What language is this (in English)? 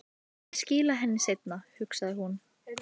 Icelandic